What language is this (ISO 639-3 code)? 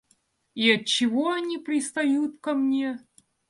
rus